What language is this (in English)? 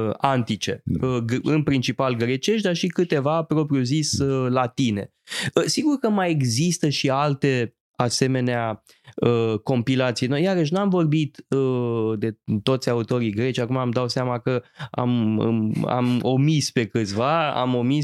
Romanian